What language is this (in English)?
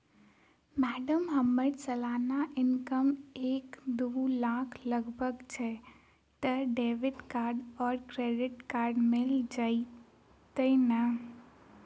Maithili